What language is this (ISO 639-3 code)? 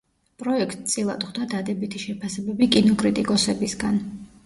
kat